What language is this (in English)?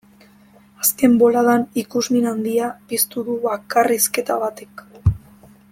Basque